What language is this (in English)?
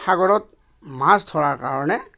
Assamese